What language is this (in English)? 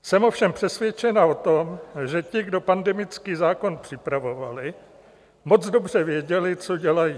Czech